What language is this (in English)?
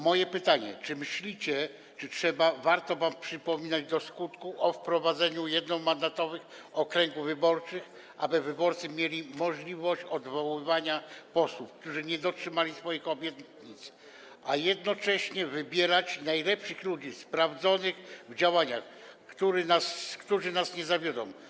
Polish